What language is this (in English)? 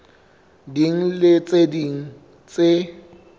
Southern Sotho